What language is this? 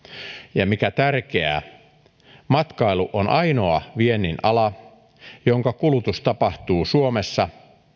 Finnish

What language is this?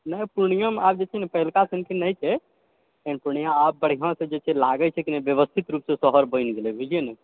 Maithili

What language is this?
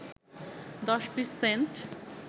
Bangla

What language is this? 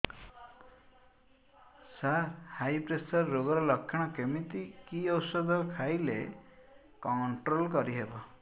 Odia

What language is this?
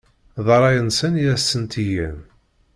Kabyle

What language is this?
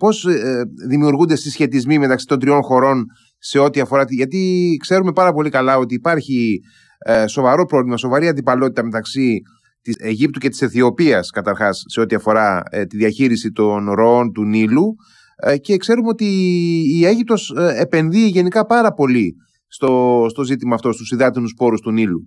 Greek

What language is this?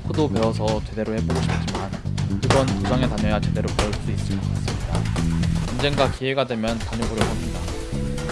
Korean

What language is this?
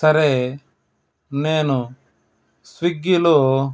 Telugu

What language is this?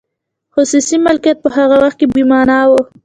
Pashto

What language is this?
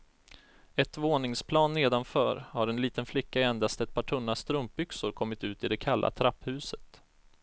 Swedish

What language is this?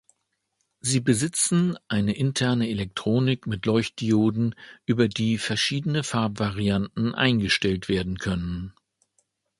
German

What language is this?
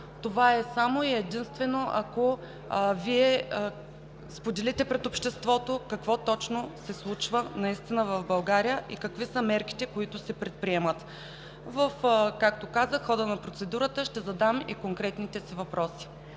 Bulgarian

